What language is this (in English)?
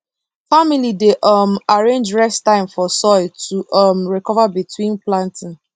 Nigerian Pidgin